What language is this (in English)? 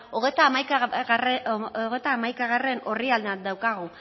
Basque